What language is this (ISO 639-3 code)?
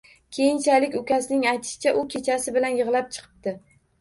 uzb